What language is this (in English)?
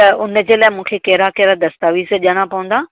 Sindhi